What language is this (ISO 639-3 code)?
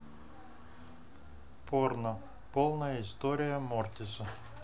rus